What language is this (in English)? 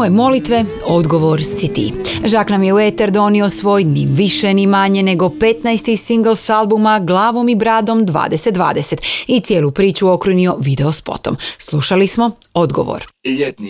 Croatian